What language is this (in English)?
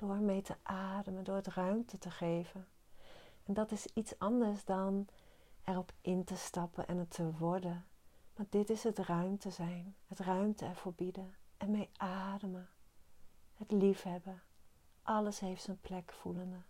Dutch